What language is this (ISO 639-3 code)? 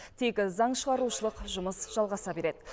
kaz